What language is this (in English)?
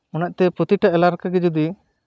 Santali